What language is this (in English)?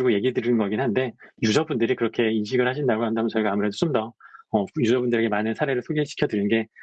Korean